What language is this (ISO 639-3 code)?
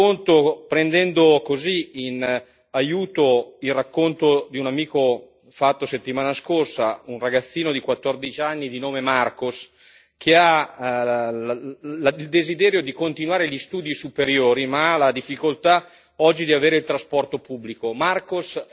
ita